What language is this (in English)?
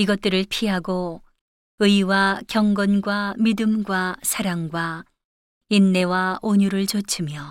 Korean